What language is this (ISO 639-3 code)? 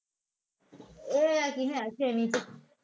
pan